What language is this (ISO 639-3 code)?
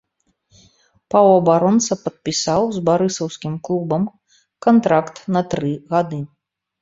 bel